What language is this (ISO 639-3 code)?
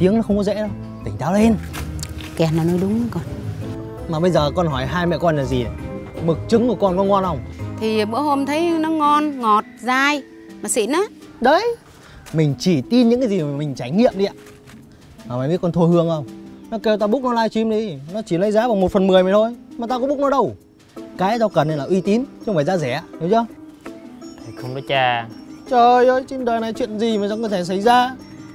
vie